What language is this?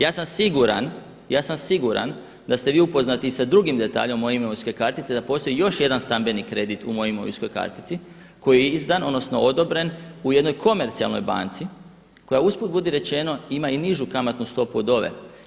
Croatian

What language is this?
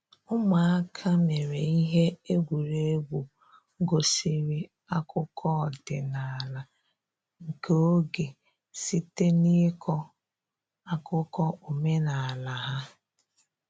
Igbo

